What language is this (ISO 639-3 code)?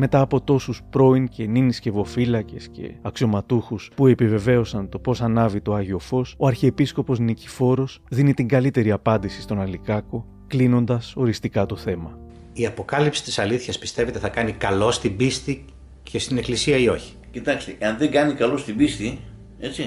ell